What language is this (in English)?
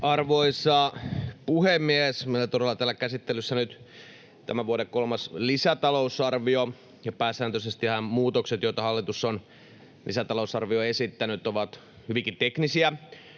Finnish